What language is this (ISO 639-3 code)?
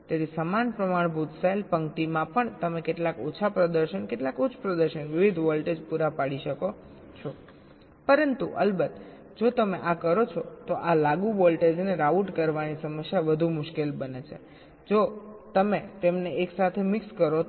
guj